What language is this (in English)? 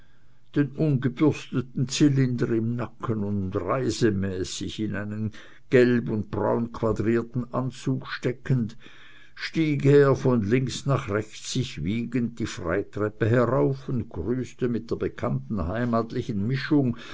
German